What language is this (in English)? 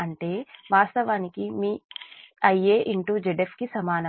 Telugu